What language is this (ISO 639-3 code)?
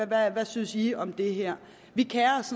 dan